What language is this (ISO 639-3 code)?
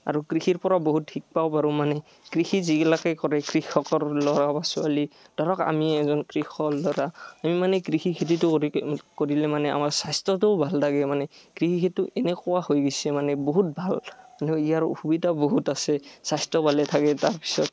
asm